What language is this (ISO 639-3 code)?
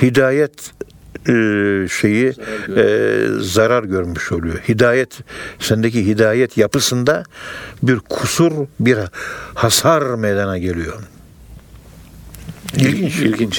tur